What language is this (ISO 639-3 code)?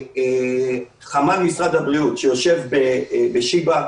heb